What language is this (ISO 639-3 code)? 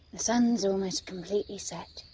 eng